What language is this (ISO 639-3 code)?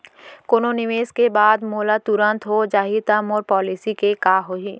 hne